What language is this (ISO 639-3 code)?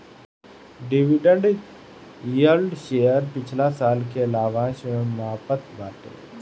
bho